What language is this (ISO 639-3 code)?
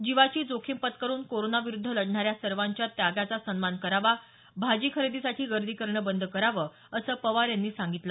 mar